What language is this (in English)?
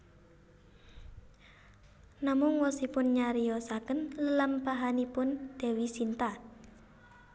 Javanese